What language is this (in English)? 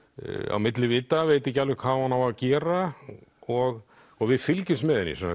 Icelandic